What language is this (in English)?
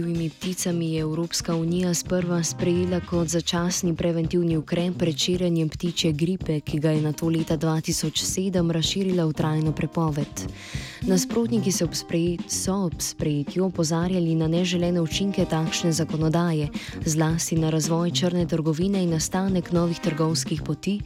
Croatian